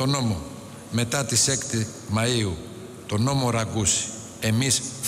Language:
Greek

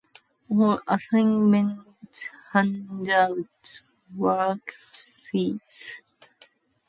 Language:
English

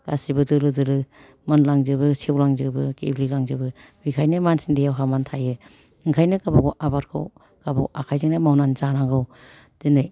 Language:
Bodo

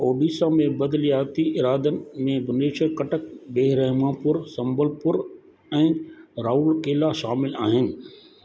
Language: Sindhi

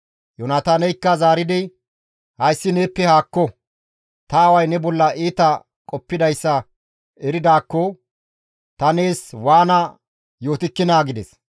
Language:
Gamo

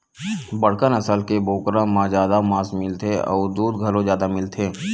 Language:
Chhattisgarhi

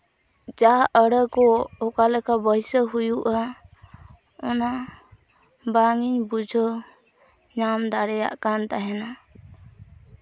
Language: Santali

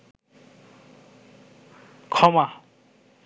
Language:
Bangla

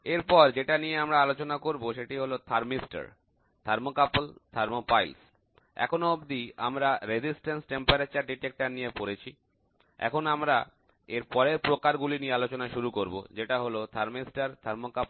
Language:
Bangla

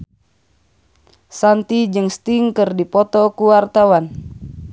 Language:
Sundanese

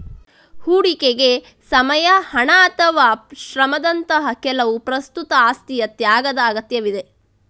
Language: Kannada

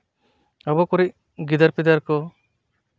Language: Santali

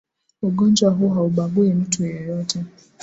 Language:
Swahili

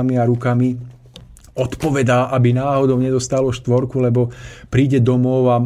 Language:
Slovak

